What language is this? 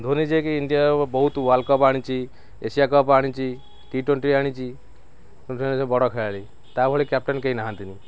Odia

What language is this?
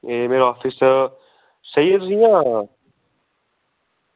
Dogri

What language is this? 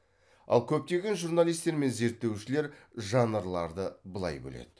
Kazakh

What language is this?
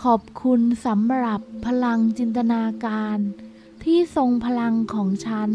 Thai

